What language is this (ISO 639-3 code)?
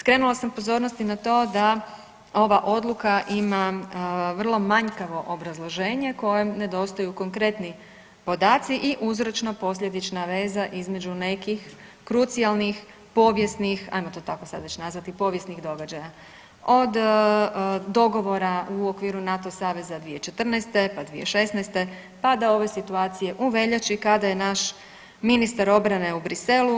hrv